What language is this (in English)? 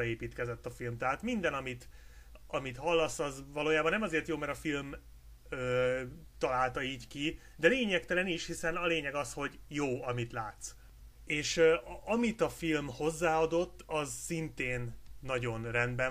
Hungarian